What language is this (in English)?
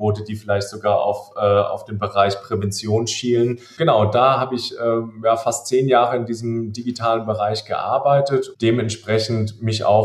German